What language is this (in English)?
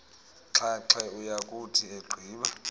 Xhosa